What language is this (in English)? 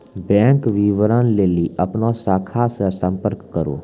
Maithili